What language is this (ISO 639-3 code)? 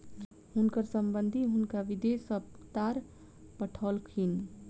mai